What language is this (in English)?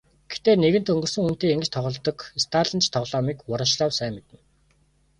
Mongolian